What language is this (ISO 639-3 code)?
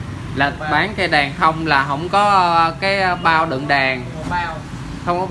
vie